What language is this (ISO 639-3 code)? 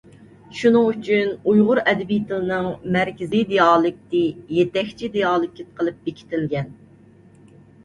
uig